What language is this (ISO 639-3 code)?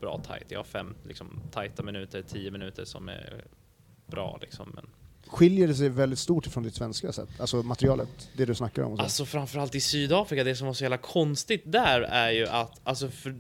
swe